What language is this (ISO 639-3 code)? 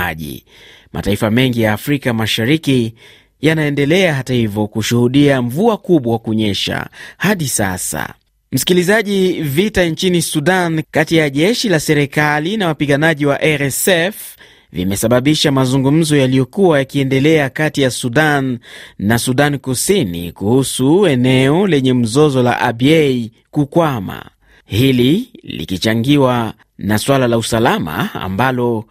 swa